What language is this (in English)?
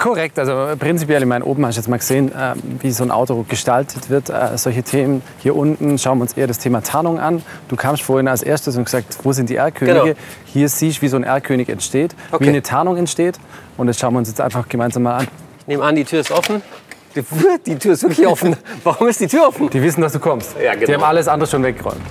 German